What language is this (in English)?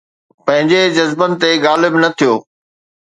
Sindhi